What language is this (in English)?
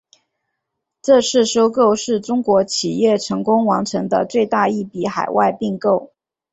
Chinese